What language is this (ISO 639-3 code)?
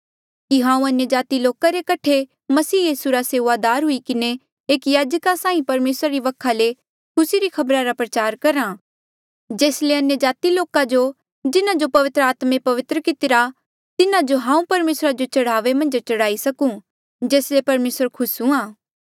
mjl